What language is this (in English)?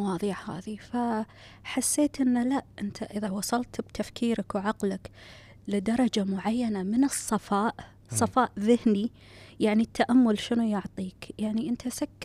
Arabic